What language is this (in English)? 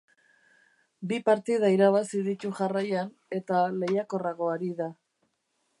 Basque